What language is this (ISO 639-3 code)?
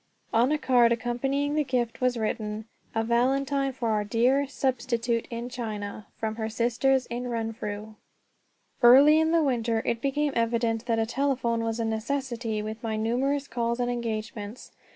eng